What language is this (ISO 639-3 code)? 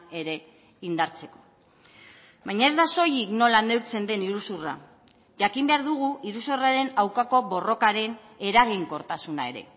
eus